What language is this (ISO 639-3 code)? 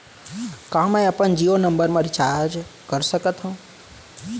hne